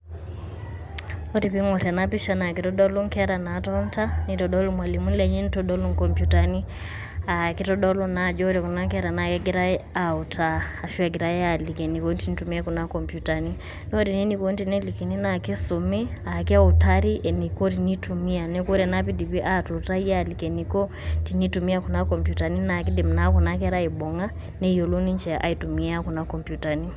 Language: Masai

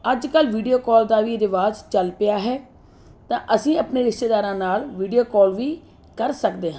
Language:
Punjabi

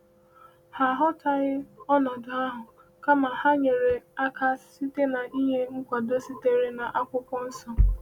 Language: Igbo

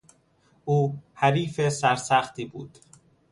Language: Persian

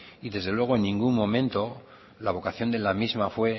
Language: Spanish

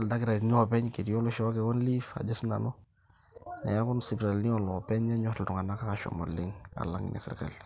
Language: Masai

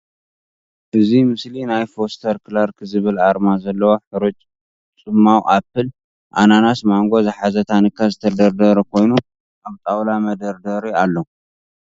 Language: Tigrinya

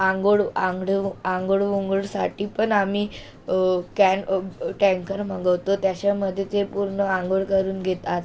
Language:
Marathi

